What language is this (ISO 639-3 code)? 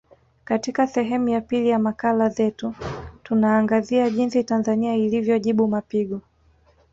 swa